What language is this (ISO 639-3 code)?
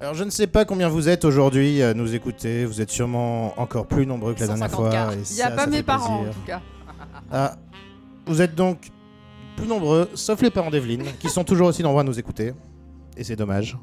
fra